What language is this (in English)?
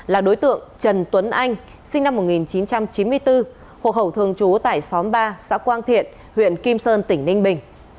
Vietnamese